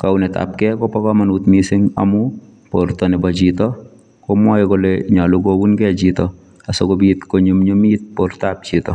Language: Kalenjin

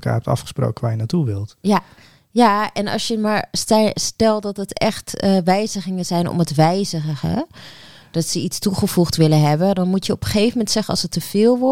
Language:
Dutch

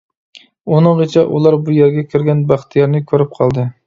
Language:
Uyghur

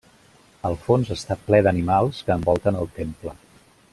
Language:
Catalan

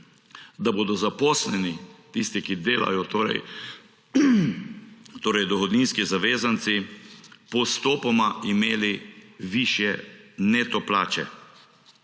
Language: Slovenian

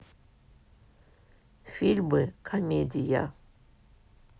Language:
Russian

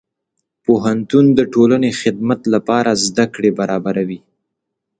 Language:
Pashto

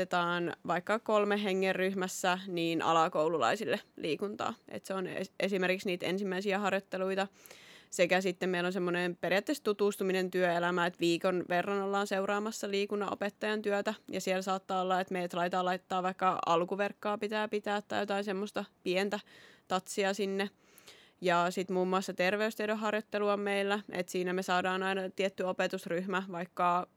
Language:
Finnish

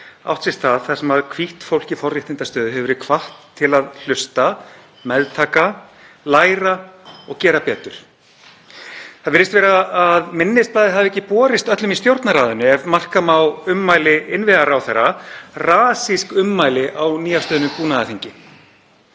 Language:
Icelandic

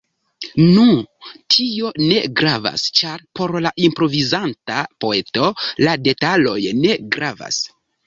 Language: Esperanto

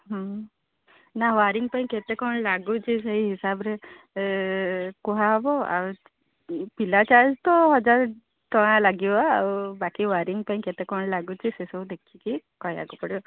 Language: Odia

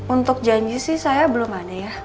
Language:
Indonesian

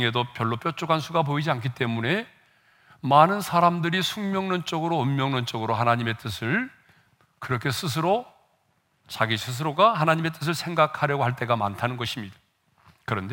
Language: Korean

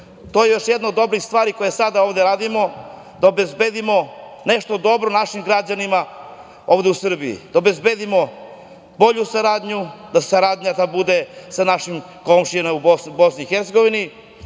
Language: Serbian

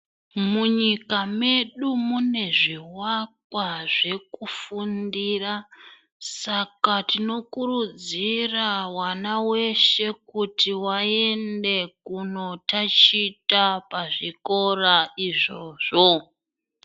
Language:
Ndau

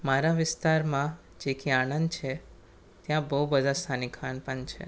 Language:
Gujarati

